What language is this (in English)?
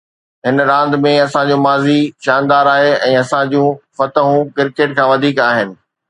Sindhi